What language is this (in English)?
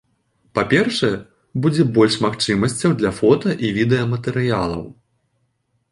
Belarusian